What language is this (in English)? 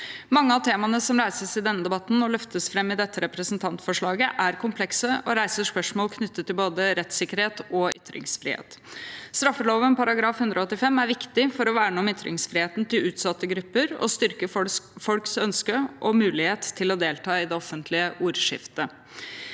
Norwegian